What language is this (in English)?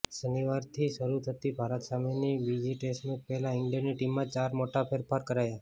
Gujarati